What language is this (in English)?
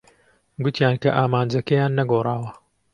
Central Kurdish